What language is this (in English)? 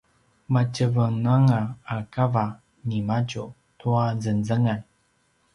Paiwan